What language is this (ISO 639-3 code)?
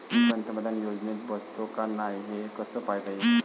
mar